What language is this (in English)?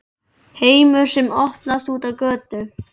Icelandic